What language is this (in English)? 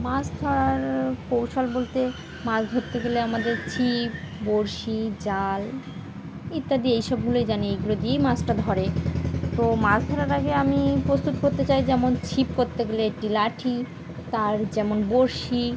Bangla